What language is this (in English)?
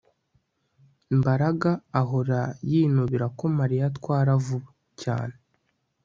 Kinyarwanda